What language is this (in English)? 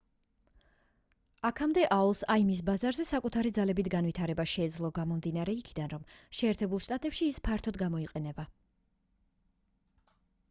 Georgian